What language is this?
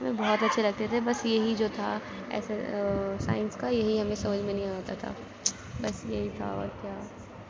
Urdu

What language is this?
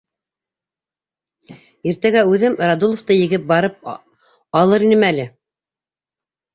Bashkir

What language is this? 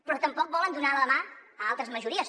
Catalan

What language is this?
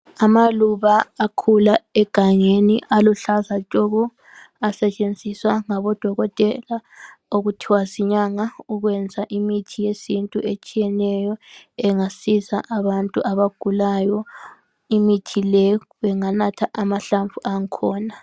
North Ndebele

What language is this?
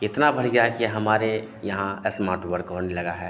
Hindi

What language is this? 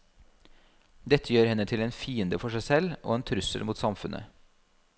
Norwegian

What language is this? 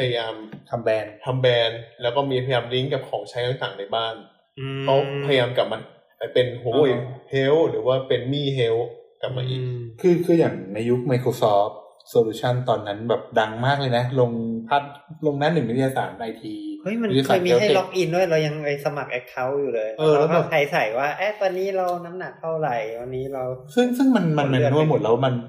Thai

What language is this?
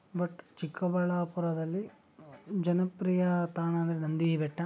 Kannada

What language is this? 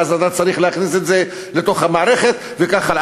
Hebrew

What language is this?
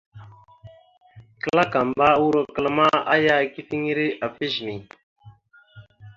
Mada (Cameroon)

